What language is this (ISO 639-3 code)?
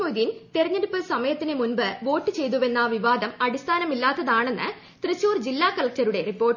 mal